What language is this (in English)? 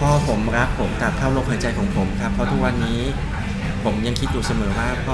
Thai